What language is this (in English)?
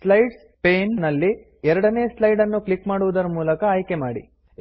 Kannada